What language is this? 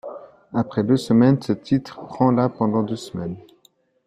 French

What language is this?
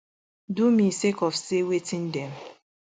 Nigerian Pidgin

